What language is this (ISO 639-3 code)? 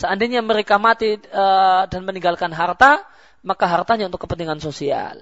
msa